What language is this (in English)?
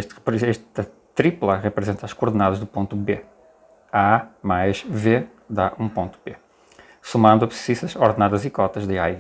Portuguese